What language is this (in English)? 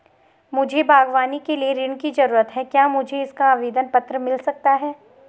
Hindi